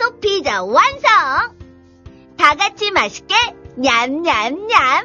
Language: Korean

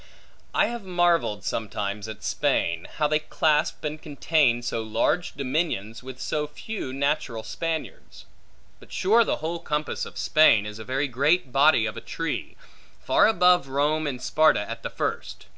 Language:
English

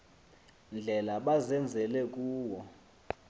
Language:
Xhosa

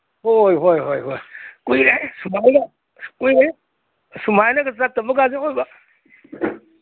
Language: Manipuri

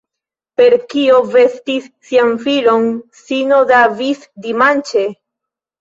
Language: Esperanto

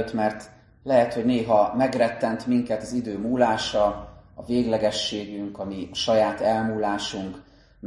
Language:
Hungarian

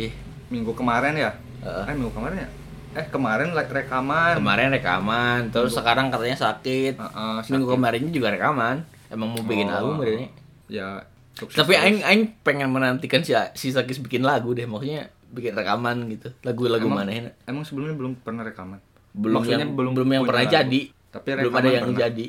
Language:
Indonesian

